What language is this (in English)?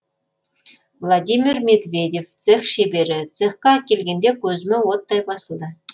Kazakh